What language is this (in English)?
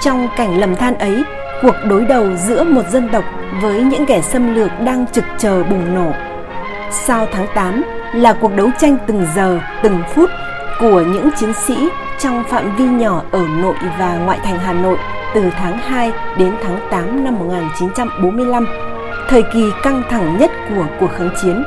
Vietnamese